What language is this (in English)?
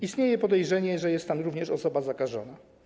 Polish